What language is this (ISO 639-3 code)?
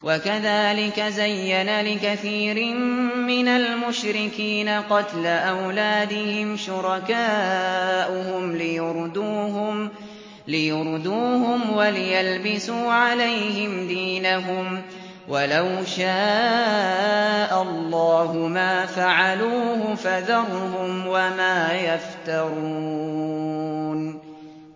ara